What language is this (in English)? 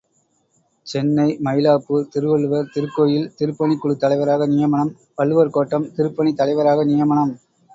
Tamil